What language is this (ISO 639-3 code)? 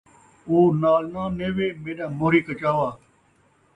skr